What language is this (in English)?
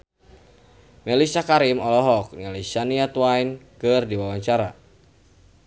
Sundanese